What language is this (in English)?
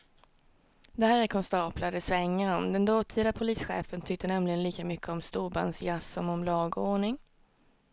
Swedish